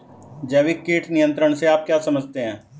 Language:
Hindi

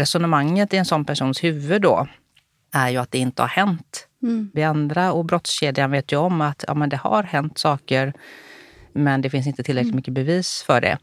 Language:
Swedish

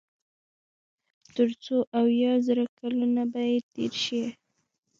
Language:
Pashto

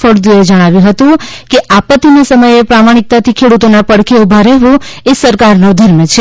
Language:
Gujarati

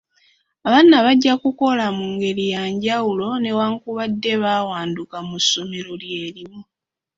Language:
Ganda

